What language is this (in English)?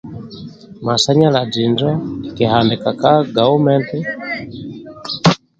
Amba (Uganda)